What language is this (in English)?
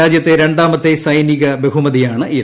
Malayalam